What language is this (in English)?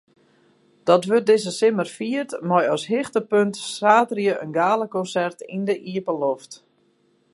Western Frisian